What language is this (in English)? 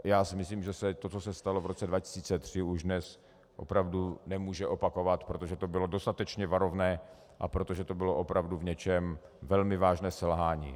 Czech